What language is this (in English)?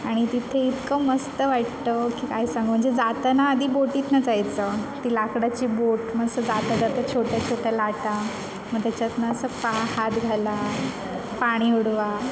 Marathi